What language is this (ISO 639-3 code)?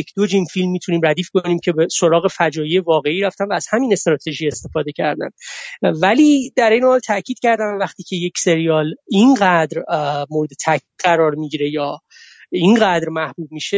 fas